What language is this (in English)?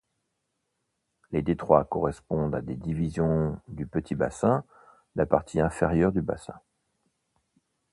French